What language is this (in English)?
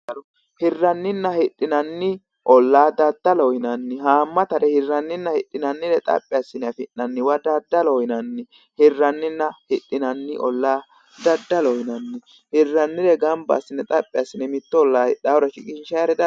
Sidamo